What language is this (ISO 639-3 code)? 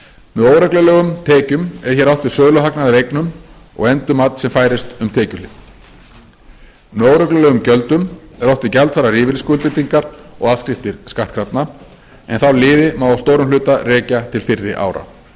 isl